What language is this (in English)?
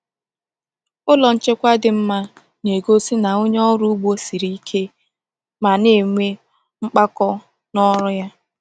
Igbo